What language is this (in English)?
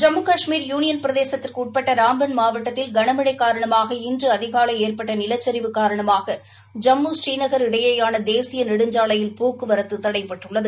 Tamil